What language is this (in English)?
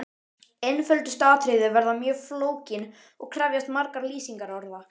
Icelandic